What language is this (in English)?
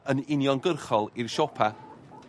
Welsh